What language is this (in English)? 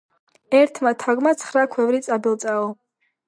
Georgian